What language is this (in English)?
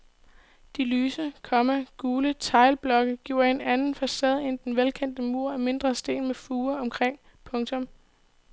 Danish